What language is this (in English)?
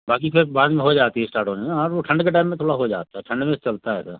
Hindi